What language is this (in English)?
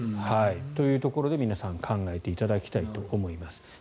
Japanese